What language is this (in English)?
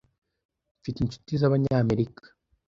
Kinyarwanda